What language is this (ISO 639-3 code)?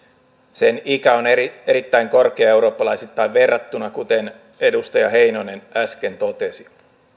fin